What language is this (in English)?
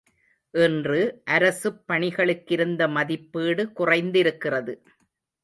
Tamil